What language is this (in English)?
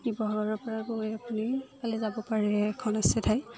Assamese